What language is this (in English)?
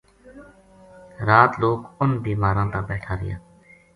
Gujari